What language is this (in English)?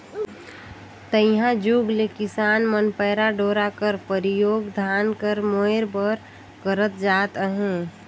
Chhattisgarhi